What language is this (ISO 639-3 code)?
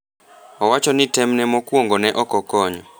luo